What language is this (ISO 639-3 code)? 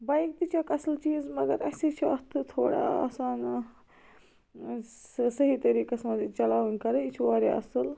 kas